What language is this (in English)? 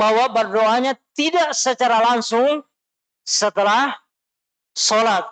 Indonesian